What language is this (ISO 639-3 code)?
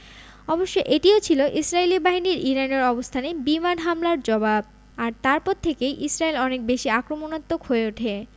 ben